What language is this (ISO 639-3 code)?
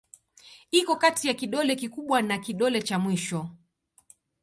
swa